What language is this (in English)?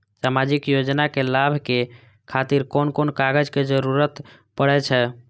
Maithili